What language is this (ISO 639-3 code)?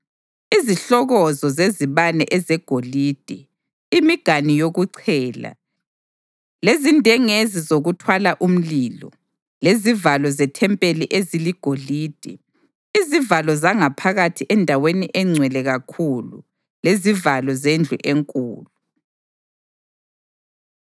nde